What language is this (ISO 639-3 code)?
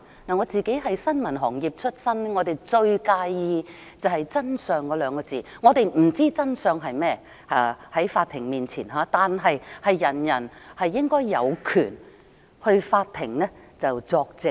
yue